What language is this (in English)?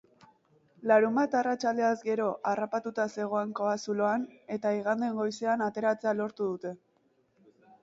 Basque